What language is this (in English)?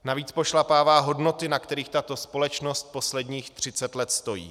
Czech